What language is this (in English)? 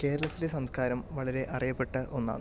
Malayalam